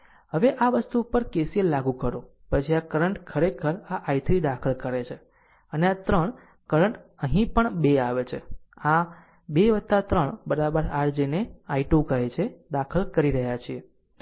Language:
Gujarati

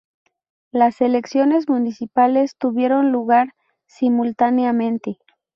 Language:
Spanish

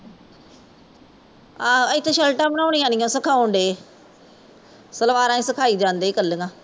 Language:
Punjabi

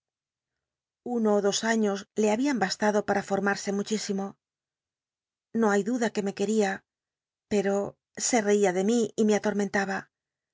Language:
Spanish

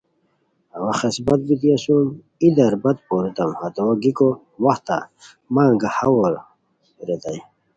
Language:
Khowar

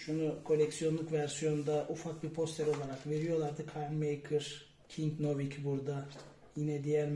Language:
Turkish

